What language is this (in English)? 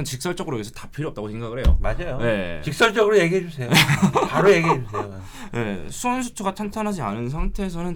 Korean